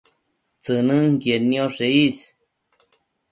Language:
Matsés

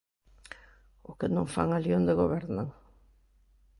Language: Galician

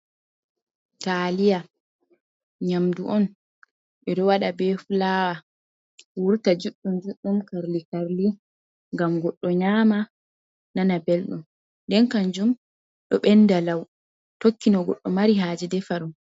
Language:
Fula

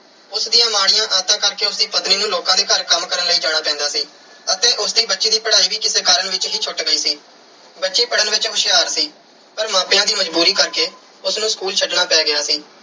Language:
Punjabi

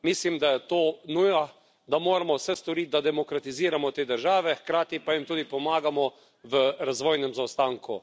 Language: Slovenian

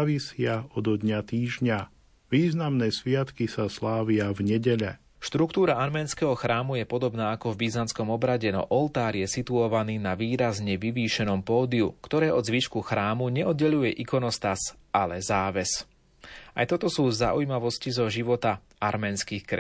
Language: Slovak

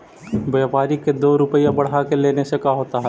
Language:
Magahi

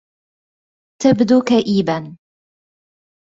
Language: Arabic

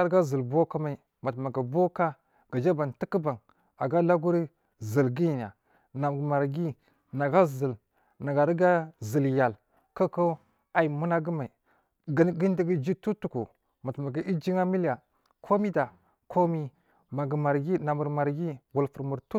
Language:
Marghi South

